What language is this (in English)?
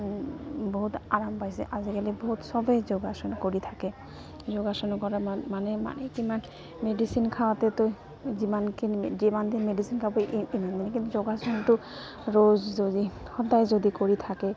Assamese